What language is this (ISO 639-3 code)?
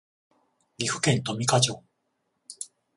jpn